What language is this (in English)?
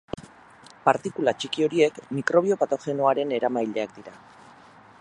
Basque